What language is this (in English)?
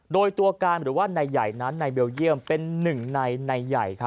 Thai